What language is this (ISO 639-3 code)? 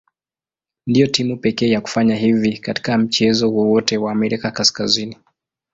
swa